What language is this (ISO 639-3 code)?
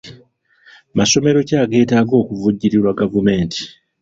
lug